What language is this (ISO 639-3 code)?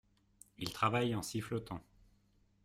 fra